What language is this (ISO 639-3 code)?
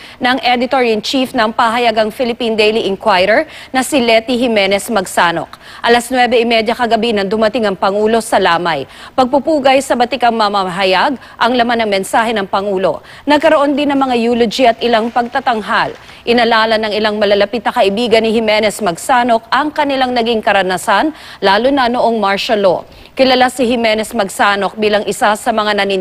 fil